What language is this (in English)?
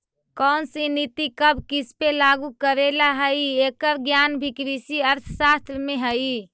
Magahi